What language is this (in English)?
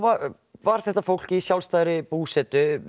Icelandic